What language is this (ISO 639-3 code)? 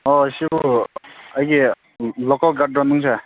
mni